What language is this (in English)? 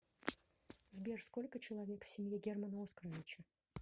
Russian